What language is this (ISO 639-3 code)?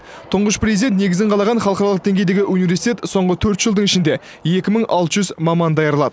kaz